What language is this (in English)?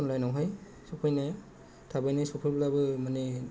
Bodo